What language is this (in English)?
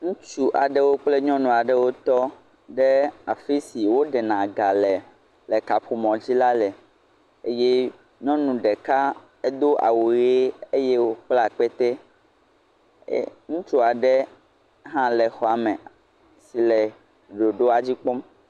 Ewe